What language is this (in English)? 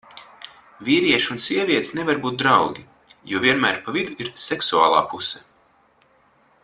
Latvian